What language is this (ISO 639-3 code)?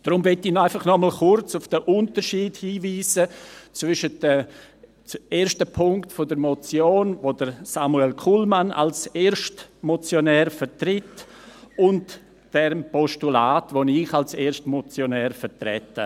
gsw